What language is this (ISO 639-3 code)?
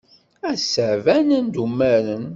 kab